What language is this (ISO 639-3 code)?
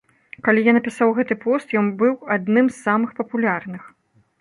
bel